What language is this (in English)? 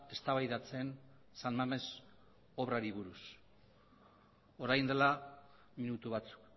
Basque